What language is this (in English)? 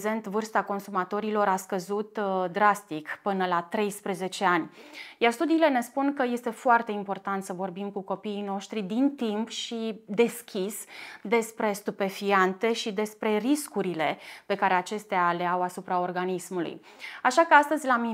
Romanian